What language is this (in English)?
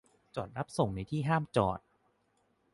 Thai